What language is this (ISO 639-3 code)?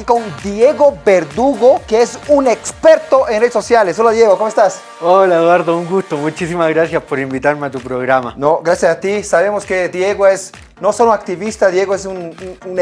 spa